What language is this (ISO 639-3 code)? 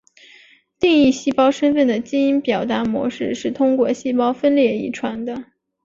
zho